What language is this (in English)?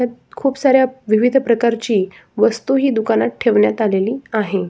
Marathi